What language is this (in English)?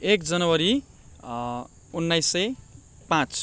Nepali